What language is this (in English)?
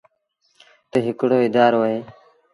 Sindhi Bhil